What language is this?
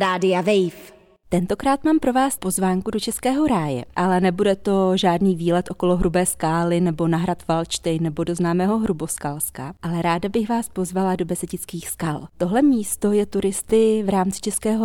Czech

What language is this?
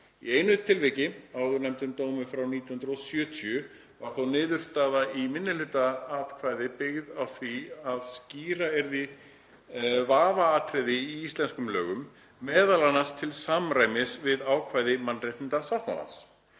Icelandic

